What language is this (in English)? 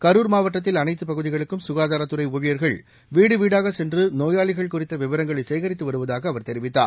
Tamil